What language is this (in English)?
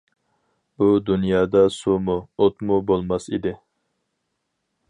Uyghur